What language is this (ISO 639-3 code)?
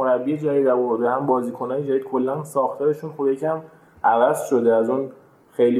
fas